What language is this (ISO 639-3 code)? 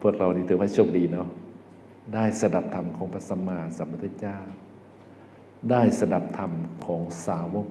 tha